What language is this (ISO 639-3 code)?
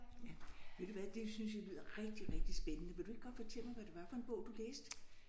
dan